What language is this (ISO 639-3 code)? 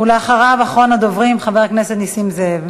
heb